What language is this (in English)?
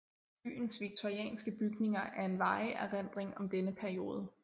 Danish